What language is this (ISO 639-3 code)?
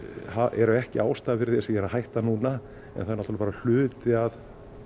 isl